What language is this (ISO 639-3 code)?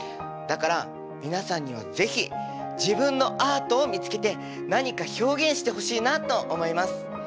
jpn